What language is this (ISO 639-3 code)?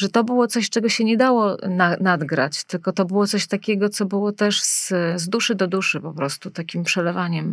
pol